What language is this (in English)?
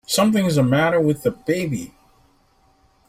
English